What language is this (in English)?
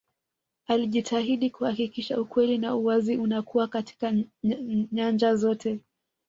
Swahili